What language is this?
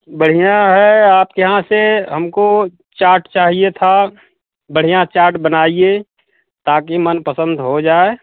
Hindi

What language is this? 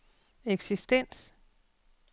Danish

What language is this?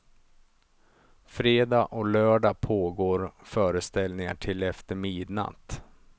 Swedish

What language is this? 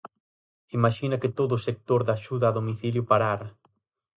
Galician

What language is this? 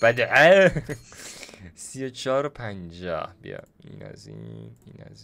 Persian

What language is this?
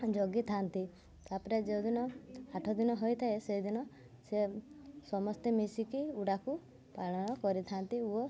Odia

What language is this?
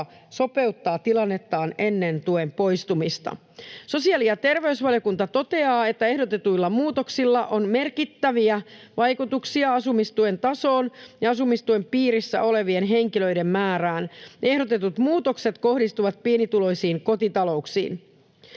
Finnish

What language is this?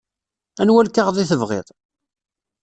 Kabyle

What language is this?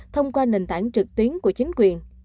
Vietnamese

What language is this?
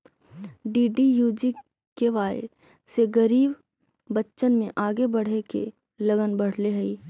Magahi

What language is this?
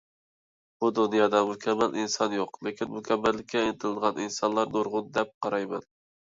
Uyghur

